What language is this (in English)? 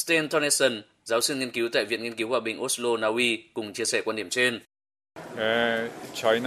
Vietnamese